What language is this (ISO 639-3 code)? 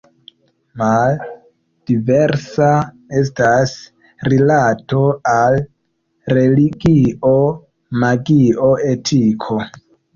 epo